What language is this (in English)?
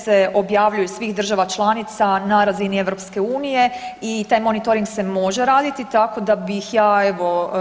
Croatian